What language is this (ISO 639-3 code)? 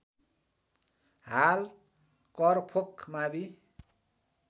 nep